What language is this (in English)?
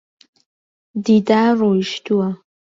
Central Kurdish